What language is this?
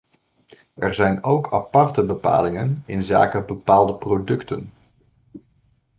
Dutch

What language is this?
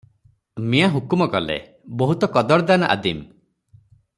Odia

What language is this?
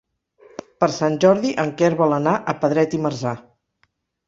Catalan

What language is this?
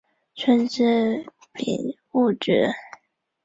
Chinese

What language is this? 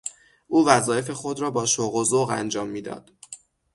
Persian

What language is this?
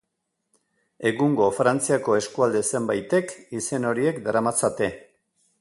Basque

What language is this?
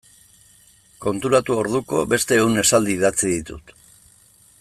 Basque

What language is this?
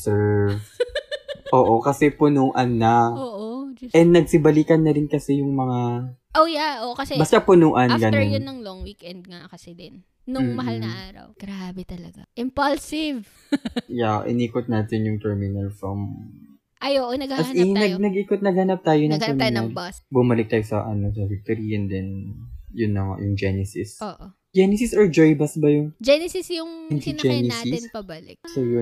Filipino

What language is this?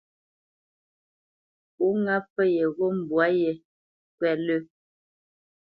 Bamenyam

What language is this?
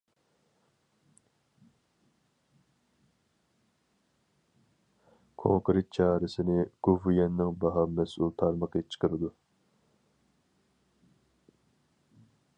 Uyghur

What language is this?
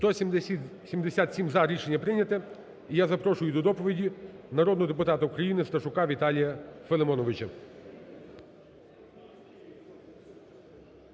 Ukrainian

